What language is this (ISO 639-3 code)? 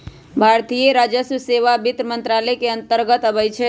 mag